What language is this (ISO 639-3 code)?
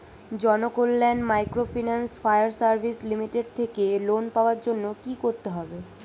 ben